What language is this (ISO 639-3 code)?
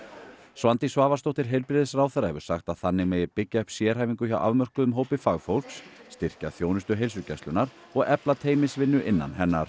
isl